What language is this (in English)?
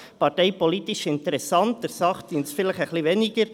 Swiss German